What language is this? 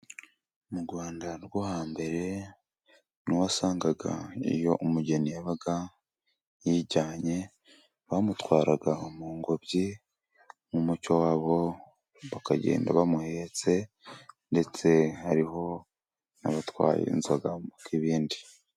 Kinyarwanda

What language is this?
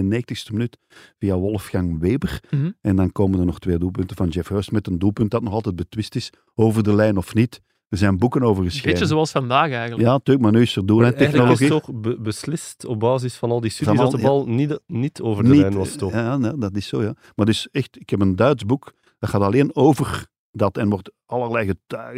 Dutch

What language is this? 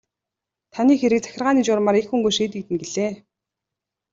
Mongolian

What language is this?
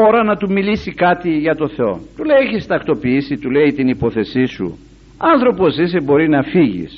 Greek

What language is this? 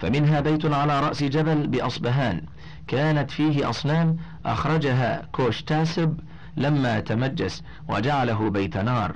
Arabic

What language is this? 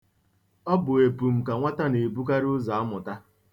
Igbo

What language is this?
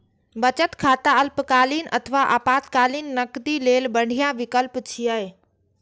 Maithili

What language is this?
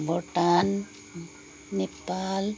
Nepali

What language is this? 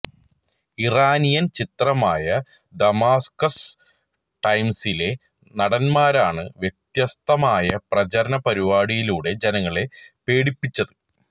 Malayalam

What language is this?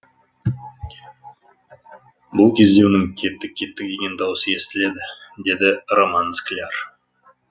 Kazakh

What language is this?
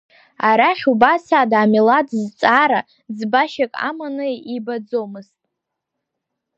Abkhazian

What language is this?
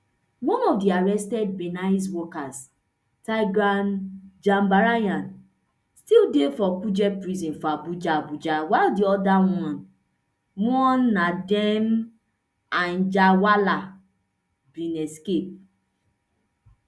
Nigerian Pidgin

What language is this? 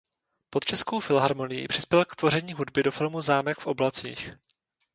Czech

